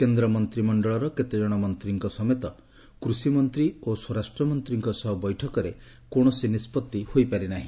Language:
Odia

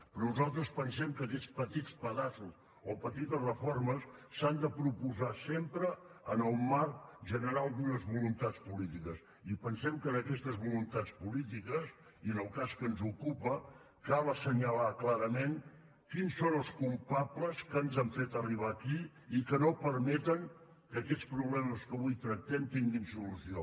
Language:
Catalan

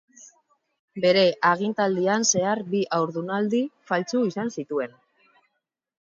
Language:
Basque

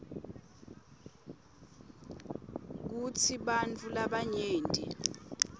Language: Swati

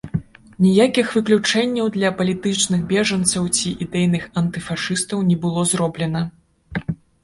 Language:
Belarusian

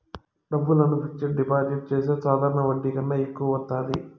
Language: Telugu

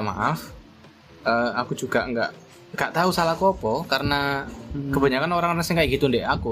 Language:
Indonesian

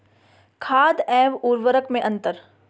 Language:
Hindi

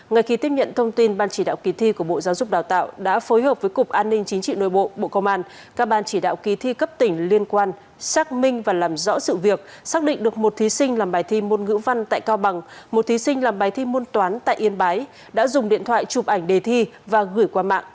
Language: Vietnamese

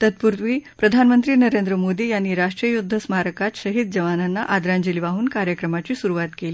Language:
Marathi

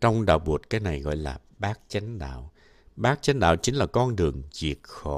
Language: Vietnamese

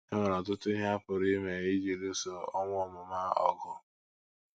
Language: Igbo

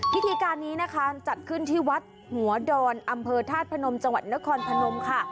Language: Thai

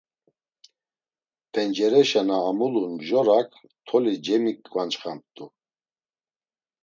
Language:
Laz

